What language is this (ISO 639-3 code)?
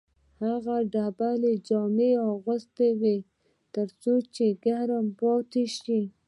pus